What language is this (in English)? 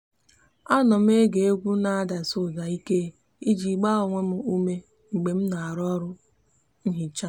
Igbo